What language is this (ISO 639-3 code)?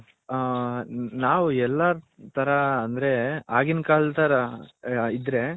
kan